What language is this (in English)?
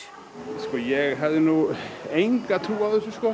Icelandic